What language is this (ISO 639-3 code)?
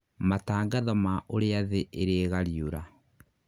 kik